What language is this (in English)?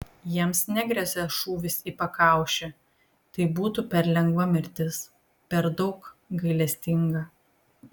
Lithuanian